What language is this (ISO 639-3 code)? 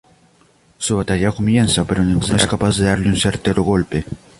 spa